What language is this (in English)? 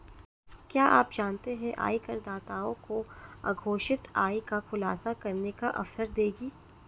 Hindi